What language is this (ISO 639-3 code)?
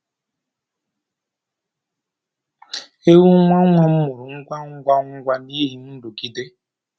ibo